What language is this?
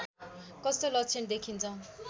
Nepali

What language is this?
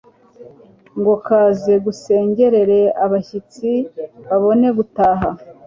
Kinyarwanda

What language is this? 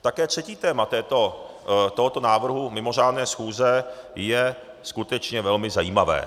Czech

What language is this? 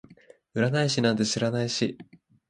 Japanese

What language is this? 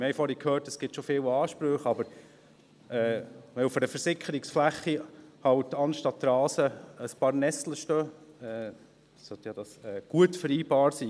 Swiss German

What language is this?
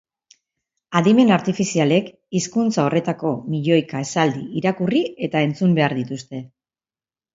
Basque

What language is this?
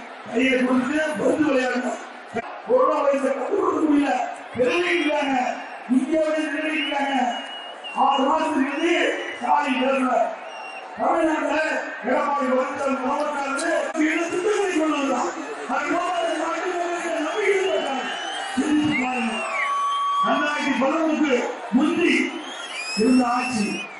Turkish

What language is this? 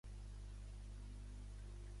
Catalan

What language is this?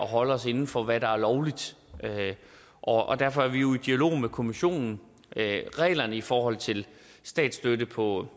Danish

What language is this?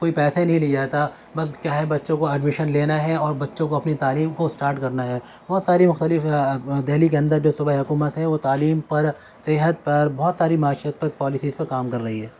Urdu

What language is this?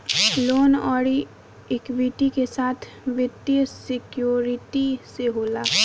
Bhojpuri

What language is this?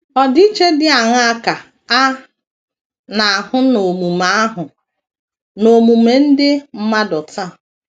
Igbo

